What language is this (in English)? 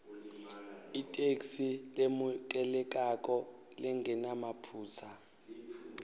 Swati